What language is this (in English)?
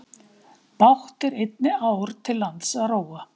Icelandic